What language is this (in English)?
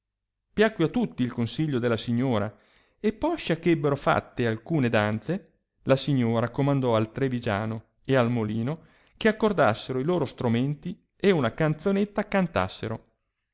Italian